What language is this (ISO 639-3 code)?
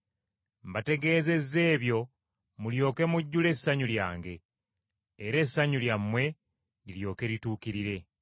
lug